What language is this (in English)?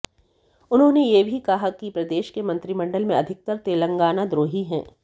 Hindi